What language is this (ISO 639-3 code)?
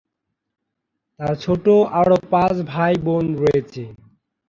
ben